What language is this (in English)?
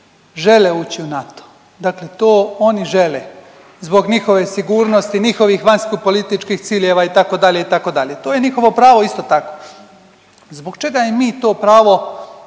Croatian